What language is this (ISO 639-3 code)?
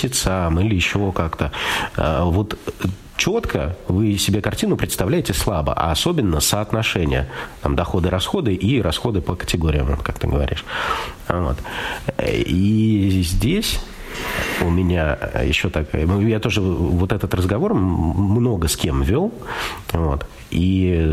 rus